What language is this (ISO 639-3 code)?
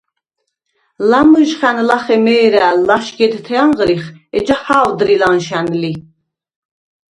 sva